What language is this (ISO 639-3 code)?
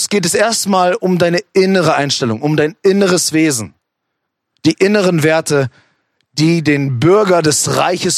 deu